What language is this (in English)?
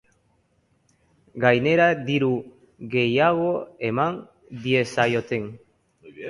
Basque